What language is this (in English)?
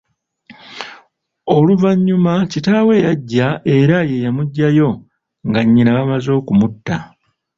Ganda